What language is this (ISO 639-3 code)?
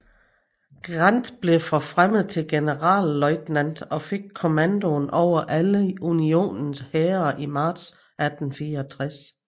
dan